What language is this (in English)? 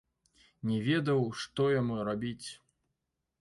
Belarusian